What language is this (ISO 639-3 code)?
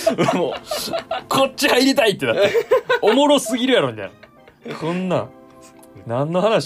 jpn